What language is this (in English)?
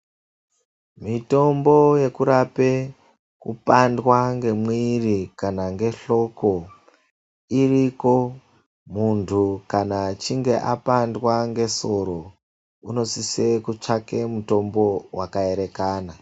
Ndau